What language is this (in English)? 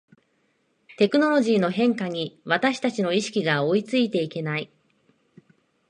Japanese